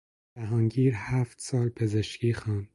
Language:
Persian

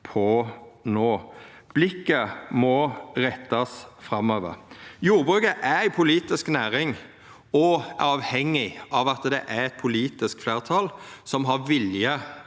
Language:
Norwegian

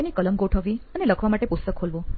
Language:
Gujarati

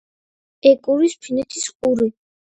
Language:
Georgian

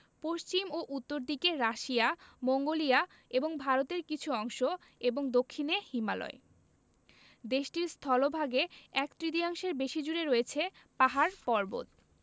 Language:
Bangla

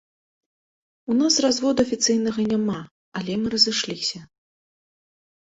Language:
Belarusian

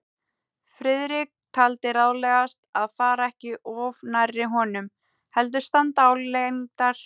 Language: Icelandic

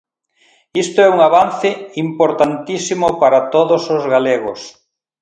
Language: Galician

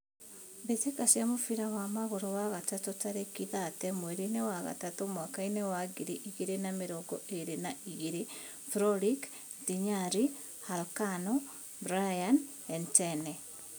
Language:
Kikuyu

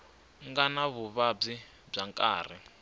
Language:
Tsonga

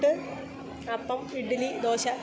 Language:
Malayalam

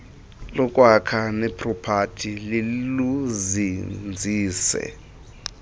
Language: Xhosa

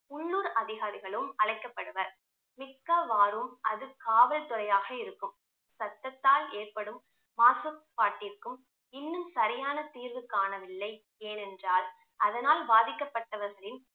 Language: Tamil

